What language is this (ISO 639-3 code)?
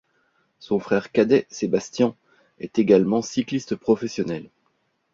fra